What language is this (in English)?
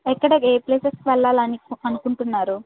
Telugu